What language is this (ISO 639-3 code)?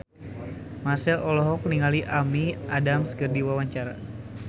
sun